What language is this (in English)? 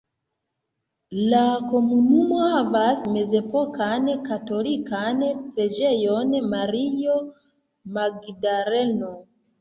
Esperanto